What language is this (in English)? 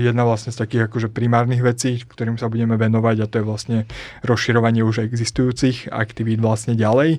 Slovak